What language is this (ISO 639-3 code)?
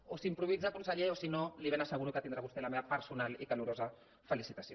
cat